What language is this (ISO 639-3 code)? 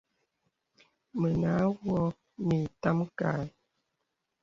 beb